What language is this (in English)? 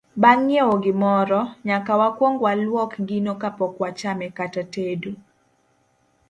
Luo (Kenya and Tanzania)